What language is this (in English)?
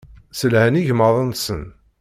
Kabyle